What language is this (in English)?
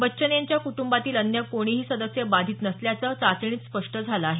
Marathi